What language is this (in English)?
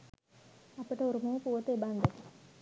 Sinhala